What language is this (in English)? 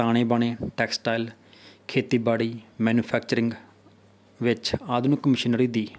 Punjabi